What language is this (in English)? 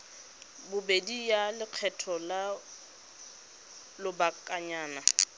Tswana